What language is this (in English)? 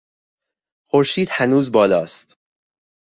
Persian